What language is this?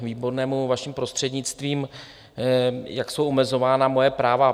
Czech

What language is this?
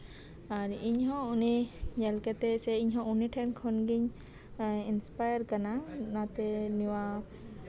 Santali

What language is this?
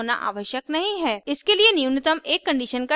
Hindi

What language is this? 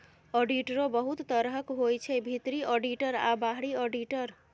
Maithili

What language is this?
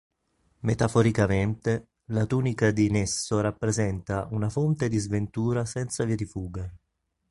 Italian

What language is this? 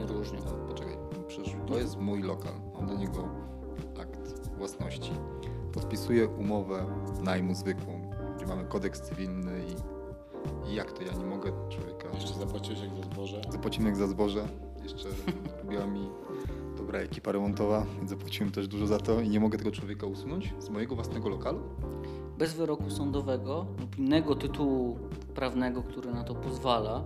Polish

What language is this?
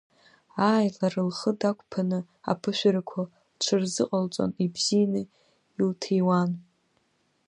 Abkhazian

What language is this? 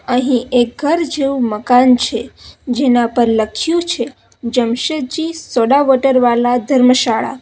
Gujarati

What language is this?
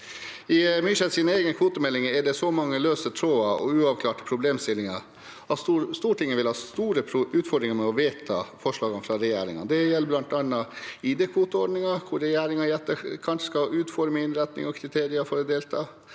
Norwegian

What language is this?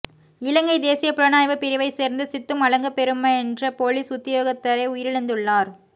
Tamil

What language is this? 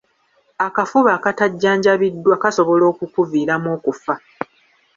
Ganda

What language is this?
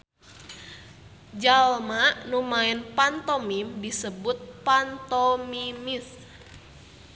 Sundanese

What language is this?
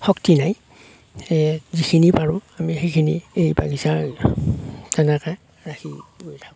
Assamese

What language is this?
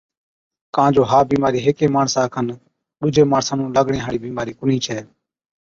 Od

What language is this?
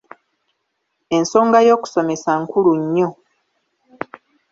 Ganda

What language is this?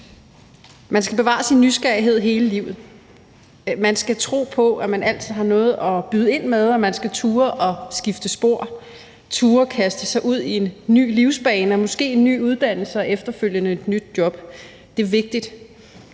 Danish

